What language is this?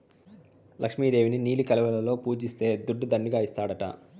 Telugu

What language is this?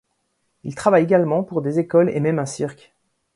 French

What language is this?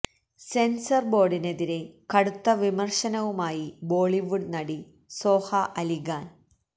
Malayalam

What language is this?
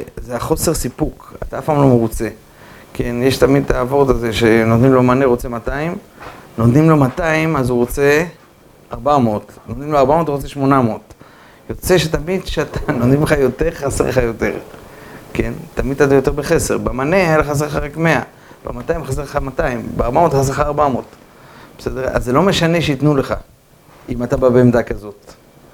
Hebrew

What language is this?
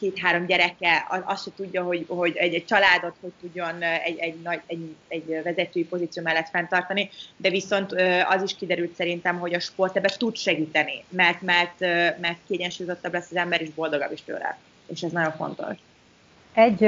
Hungarian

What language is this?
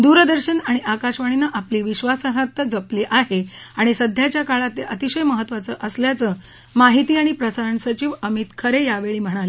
Marathi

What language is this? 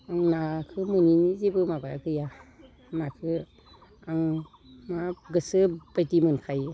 Bodo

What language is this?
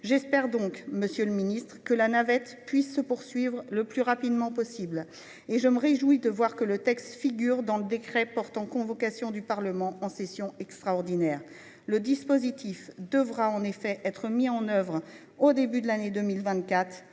French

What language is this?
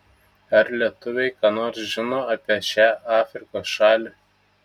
Lithuanian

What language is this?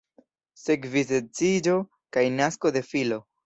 Esperanto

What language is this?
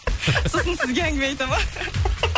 Kazakh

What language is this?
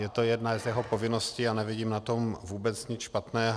Czech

